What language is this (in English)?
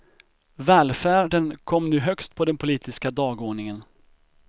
Swedish